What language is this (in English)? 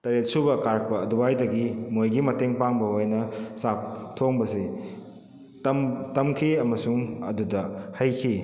Manipuri